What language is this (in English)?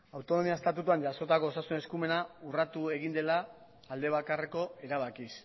Basque